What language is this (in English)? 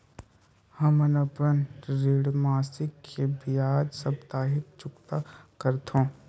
Chhattisgarhi